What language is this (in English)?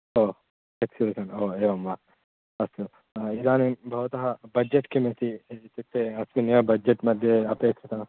Sanskrit